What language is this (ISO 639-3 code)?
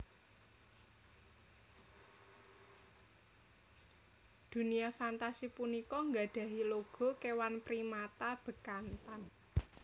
jav